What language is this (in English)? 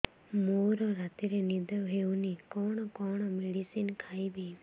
Odia